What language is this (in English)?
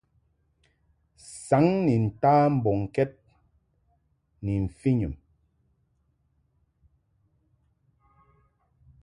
Mungaka